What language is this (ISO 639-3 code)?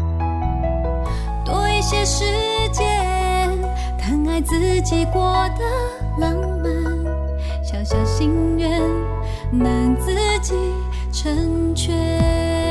zho